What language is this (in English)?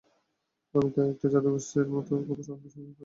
Bangla